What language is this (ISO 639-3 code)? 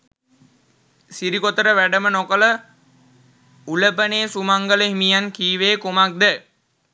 sin